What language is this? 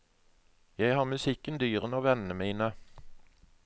Norwegian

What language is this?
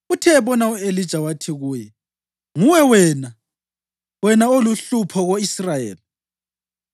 North Ndebele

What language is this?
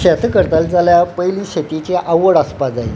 Konkani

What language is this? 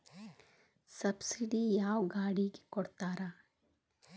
Kannada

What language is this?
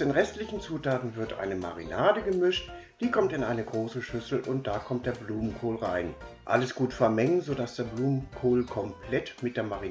German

